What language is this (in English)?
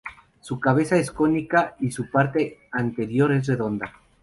Spanish